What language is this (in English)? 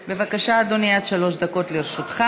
Hebrew